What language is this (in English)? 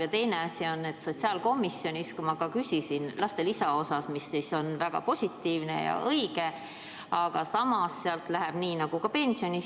Estonian